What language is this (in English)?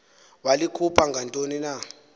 Xhosa